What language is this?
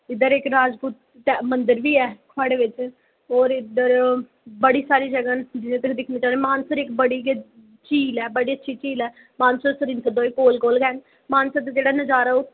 Dogri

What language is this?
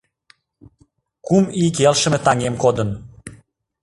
Mari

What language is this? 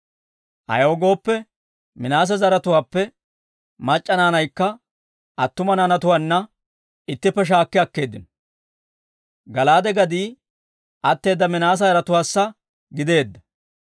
Dawro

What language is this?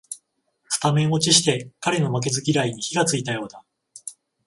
Japanese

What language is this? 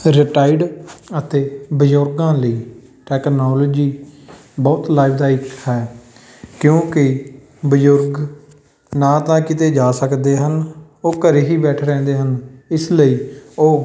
Punjabi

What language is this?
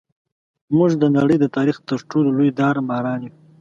Pashto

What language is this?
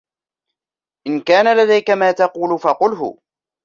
Arabic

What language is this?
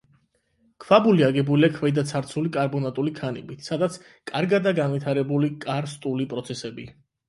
Georgian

